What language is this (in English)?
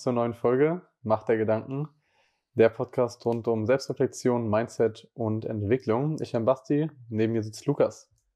German